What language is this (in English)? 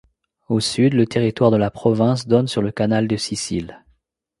French